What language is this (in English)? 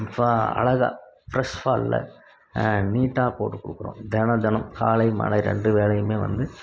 Tamil